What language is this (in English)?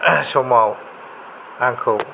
Bodo